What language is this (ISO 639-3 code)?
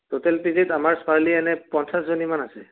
asm